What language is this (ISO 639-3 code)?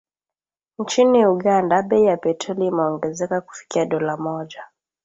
swa